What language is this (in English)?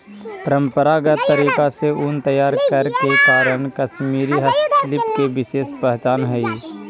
Magahi